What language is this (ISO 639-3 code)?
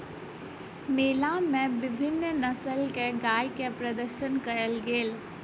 mai